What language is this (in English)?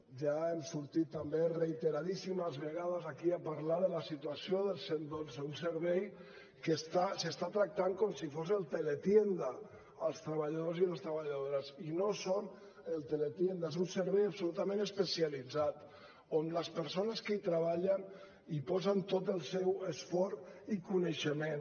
Catalan